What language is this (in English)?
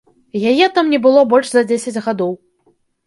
Belarusian